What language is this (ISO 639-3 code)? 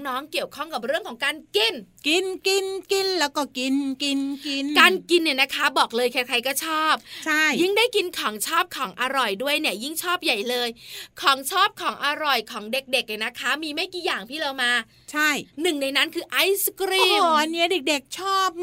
tha